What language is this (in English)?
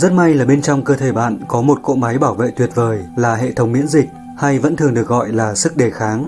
Vietnamese